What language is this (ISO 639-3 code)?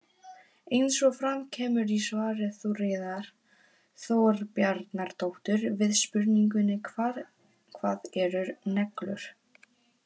isl